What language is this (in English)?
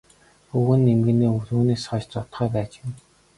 Mongolian